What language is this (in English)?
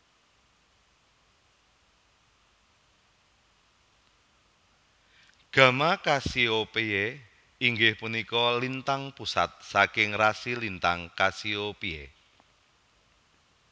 Javanese